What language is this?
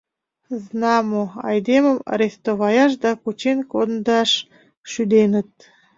Mari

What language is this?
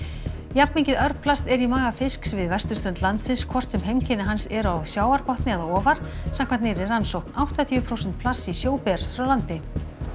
Icelandic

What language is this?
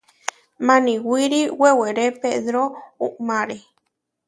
Huarijio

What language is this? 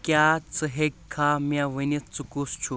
Kashmiri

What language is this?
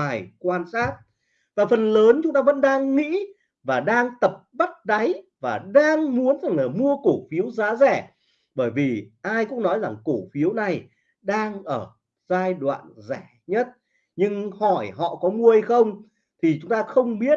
Vietnamese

